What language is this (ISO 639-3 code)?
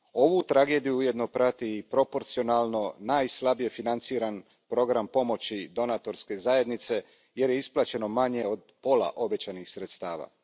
hrv